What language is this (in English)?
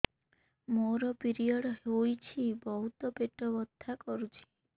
Odia